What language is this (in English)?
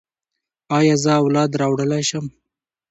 Pashto